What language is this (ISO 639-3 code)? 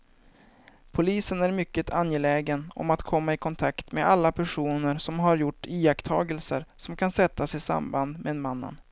swe